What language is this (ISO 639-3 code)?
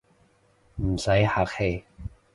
yue